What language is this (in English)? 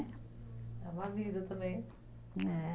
Portuguese